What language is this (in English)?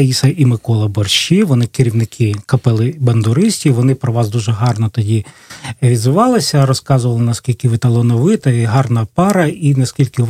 Russian